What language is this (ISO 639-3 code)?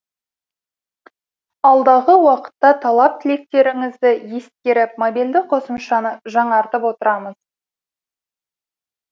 kaz